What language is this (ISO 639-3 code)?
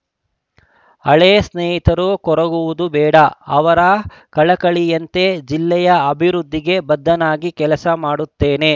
kan